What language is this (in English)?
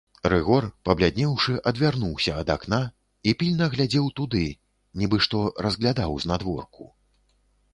Belarusian